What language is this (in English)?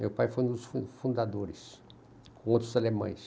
Portuguese